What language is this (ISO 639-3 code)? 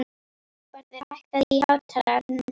isl